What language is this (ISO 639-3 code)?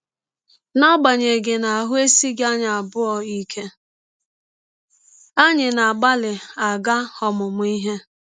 ibo